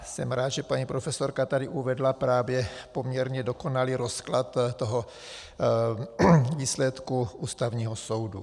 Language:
Czech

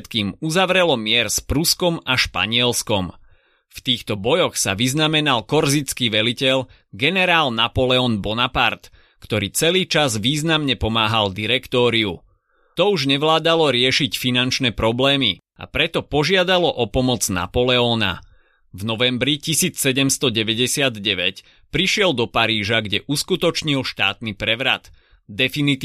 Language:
Slovak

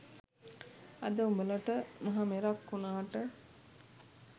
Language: Sinhala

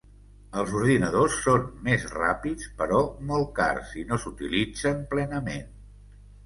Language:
Catalan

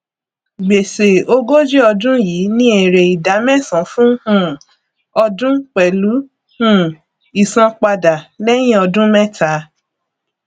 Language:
Yoruba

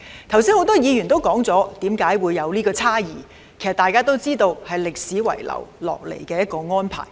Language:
Cantonese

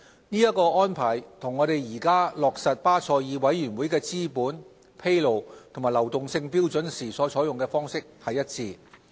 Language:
Cantonese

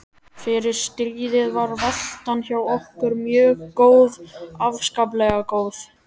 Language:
Icelandic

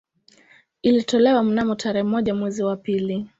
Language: Swahili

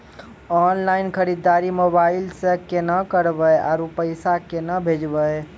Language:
Maithili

